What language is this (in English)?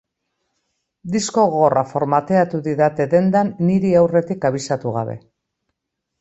Basque